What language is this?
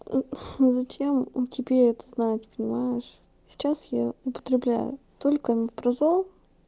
Russian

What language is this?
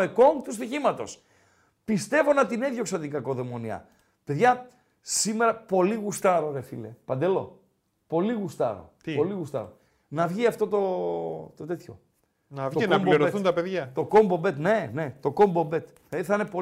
Greek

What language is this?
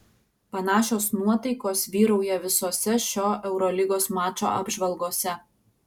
Lithuanian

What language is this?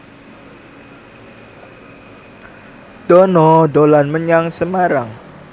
Javanese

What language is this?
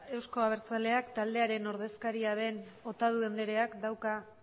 Basque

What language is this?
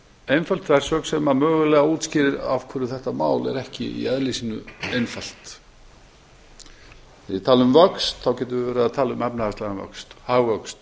Icelandic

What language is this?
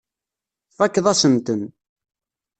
Kabyle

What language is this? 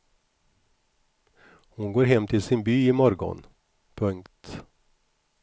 Swedish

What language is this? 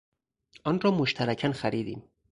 Persian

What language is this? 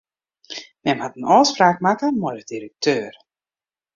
Western Frisian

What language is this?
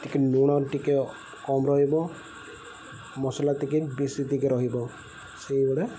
Odia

